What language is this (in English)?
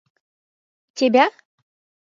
Mari